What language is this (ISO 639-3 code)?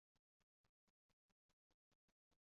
epo